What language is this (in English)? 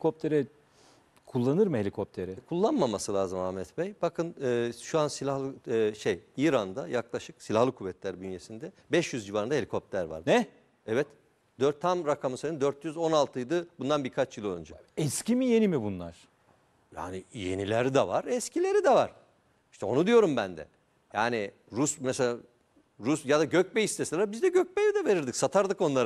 Turkish